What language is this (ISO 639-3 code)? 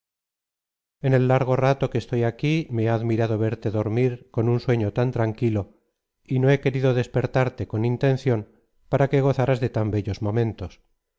spa